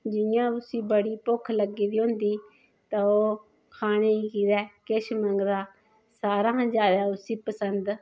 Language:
Dogri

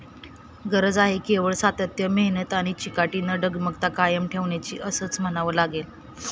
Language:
Marathi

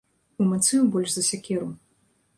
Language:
Belarusian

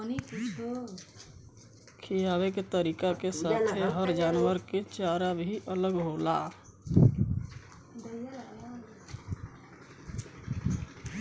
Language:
Bhojpuri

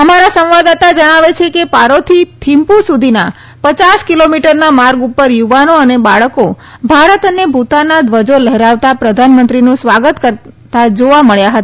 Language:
Gujarati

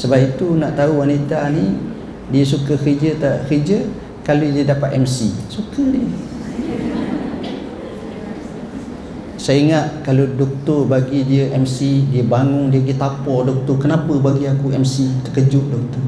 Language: Malay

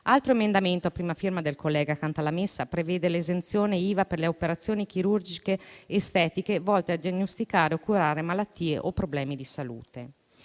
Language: Italian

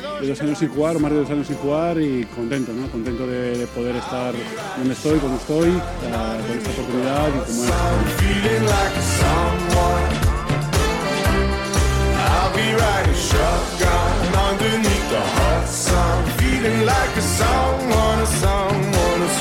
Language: Spanish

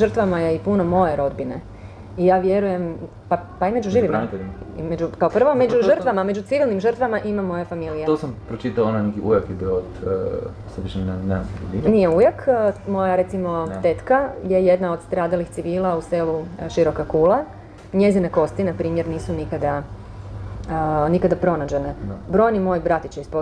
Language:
Croatian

